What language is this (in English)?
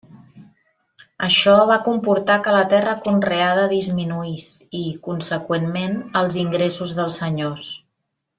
Catalan